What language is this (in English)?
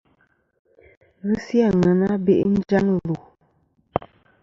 Kom